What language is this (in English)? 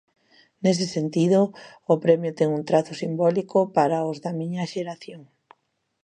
Galician